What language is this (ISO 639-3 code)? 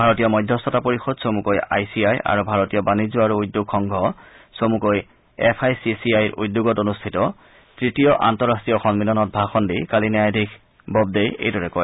asm